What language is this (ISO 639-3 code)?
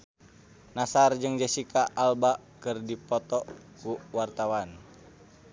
sun